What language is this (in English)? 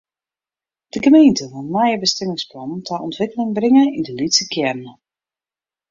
Western Frisian